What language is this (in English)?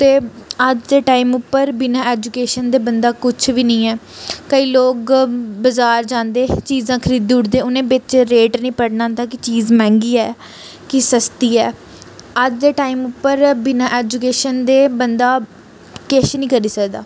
Dogri